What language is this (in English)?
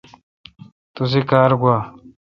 Kalkoti